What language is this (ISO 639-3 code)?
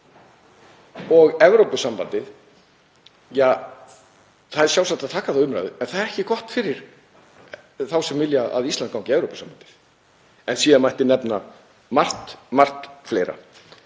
isl